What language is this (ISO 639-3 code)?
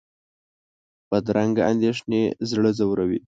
pus